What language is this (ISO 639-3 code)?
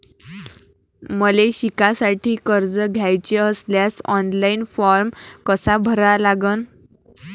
mar